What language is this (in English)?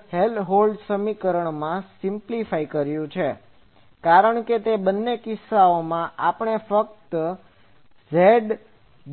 Gujarati